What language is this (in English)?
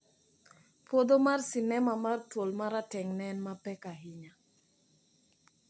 Luo (Kenya and Tanzania)